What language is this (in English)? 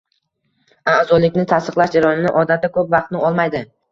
Uzbek